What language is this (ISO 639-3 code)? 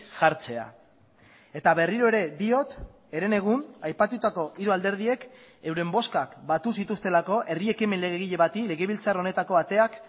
eus